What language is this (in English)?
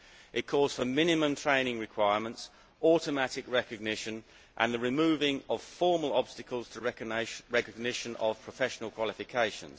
English